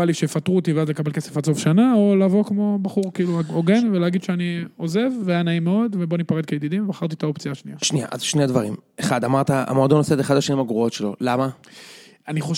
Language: Hebrew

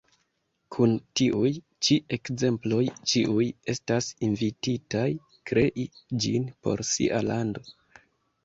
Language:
Esperanto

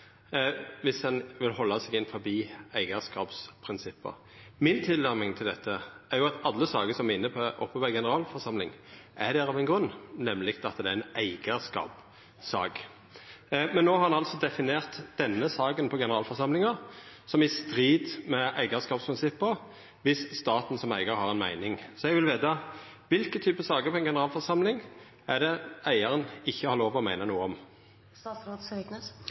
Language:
Norwegian Nynorsk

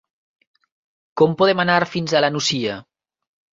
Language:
Catalan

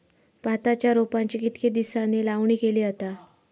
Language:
Marathi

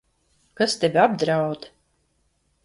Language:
Latvian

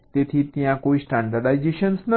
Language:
Gujarati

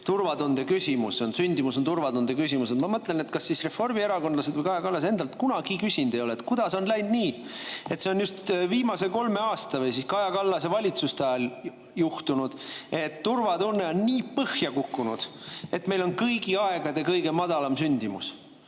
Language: Estonian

